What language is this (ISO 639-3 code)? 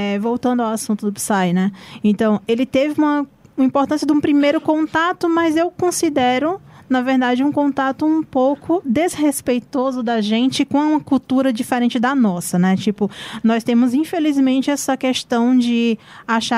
por